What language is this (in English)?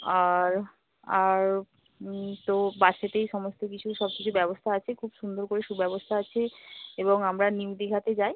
Bangla